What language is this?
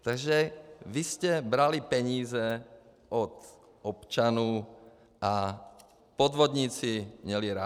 Czech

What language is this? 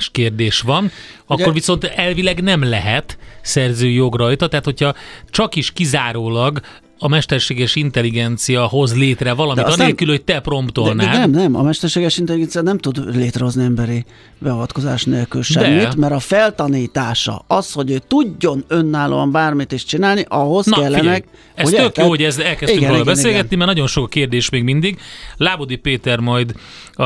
Hungarian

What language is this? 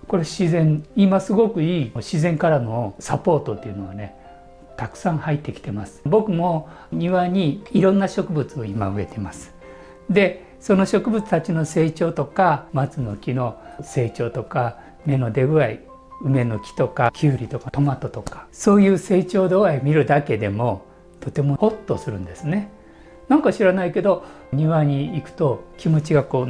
Japanese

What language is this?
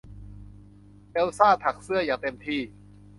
Thai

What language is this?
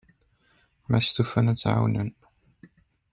Kabyle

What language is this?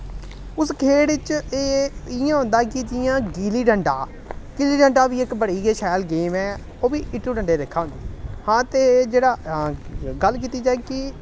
Dogri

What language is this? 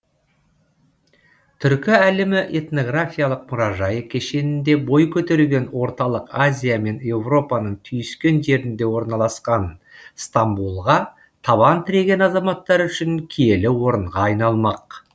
Kazakh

